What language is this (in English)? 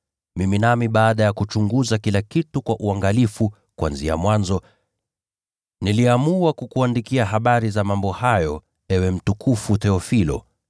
Swahili